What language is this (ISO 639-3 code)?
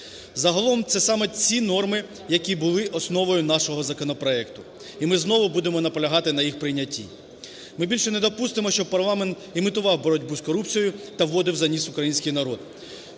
ukr